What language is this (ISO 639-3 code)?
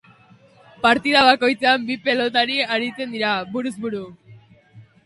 eus